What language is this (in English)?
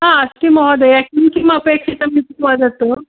Sanskrit